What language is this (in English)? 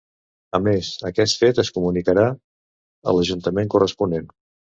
Catalan